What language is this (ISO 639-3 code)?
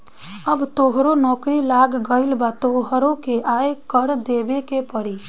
bho